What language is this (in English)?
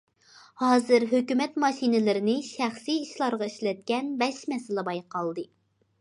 Uyghur